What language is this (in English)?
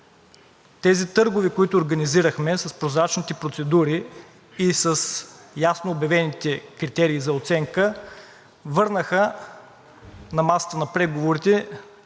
Bulgarian